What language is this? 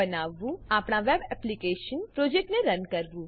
Gujarati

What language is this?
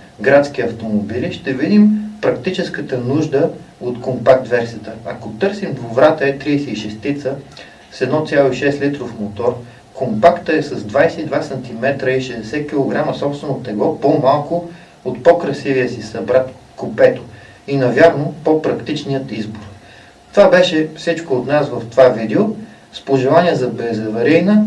Dutch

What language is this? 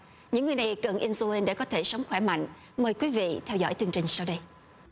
Vietnamese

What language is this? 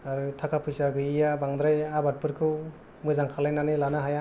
Bodo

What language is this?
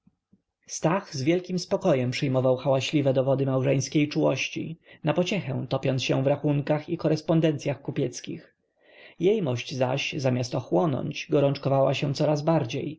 Polish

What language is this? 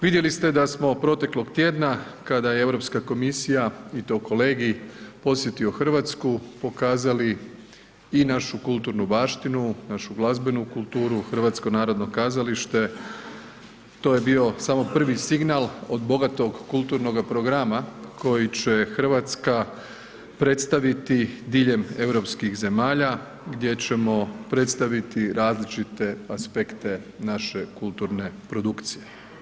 Croatian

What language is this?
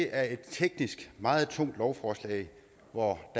Danish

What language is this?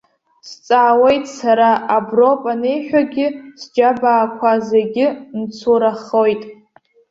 Abkhazian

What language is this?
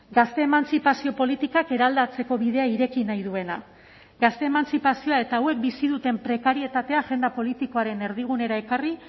Basque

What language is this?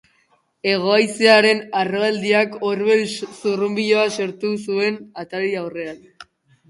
Basque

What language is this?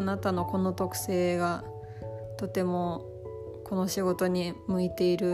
Japanese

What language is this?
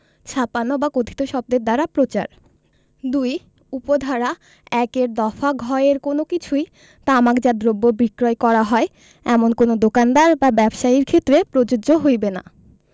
Bangla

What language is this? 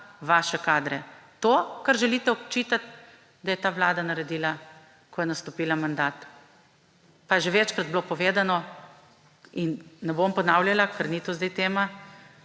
Slovenian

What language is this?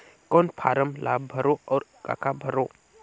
Chhattisgarhi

